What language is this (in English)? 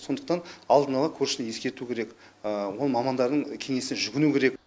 Kazakh